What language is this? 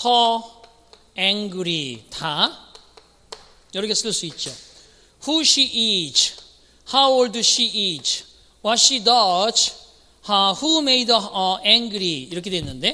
Korean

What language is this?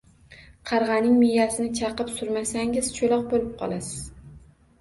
Uzbek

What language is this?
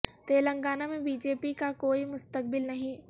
Urdu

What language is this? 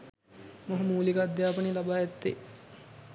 Sinhala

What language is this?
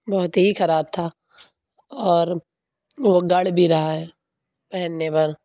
Urdu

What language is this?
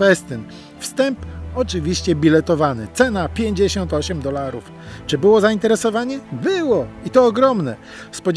Polish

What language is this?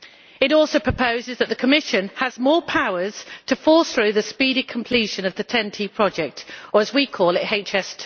English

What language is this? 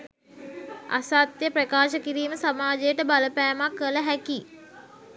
Sinhala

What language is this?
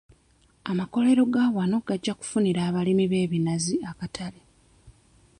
Ganda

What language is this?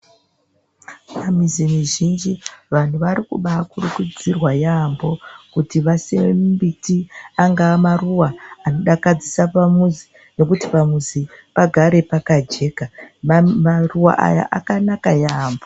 Ndau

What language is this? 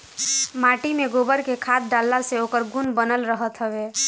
Bhojpuri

